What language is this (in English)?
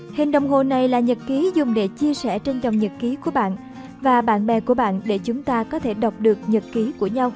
Vietnamese